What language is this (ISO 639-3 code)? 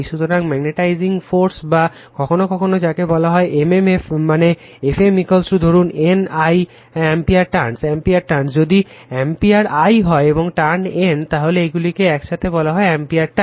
ben